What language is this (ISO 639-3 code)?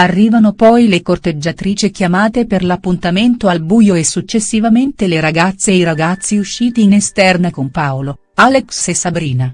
ita